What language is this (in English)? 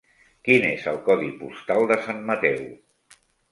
Catalan